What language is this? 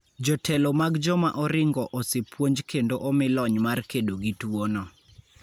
Luo (Kenya and Tanzania)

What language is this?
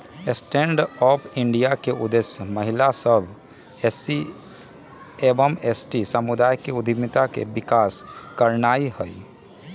Magahi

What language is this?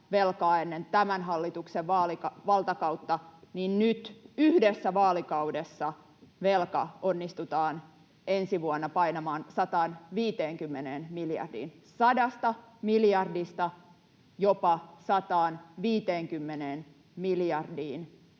Finnish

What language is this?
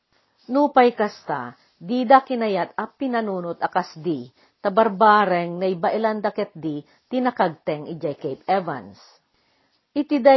Filipino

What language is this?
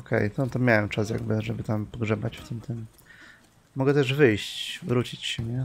Polish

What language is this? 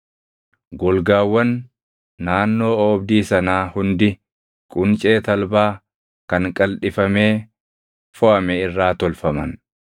Oromo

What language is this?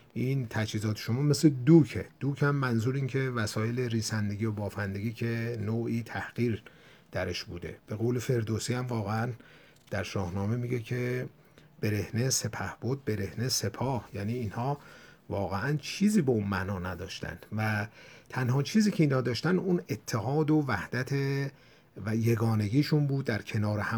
Persian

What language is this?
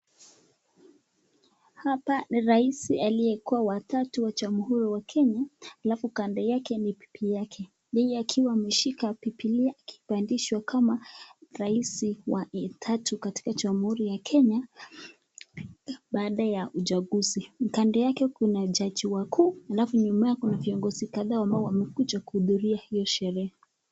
Swahili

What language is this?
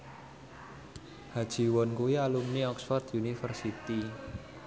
Javanese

